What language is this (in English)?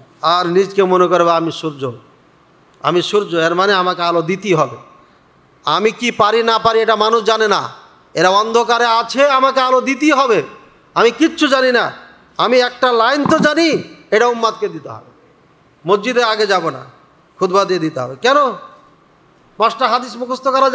Arabic